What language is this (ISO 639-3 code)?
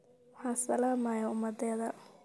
som